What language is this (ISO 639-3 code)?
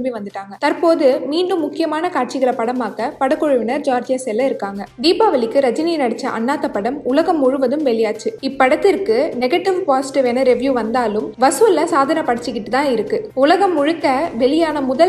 tam